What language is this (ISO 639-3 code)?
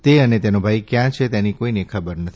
guj